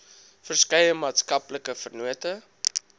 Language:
Afrikaans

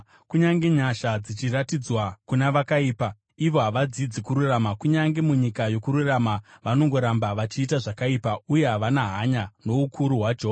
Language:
Shona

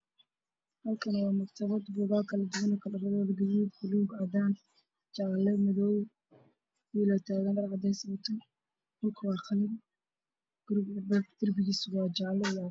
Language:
Somali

